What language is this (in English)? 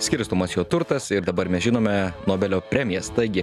Lithuanian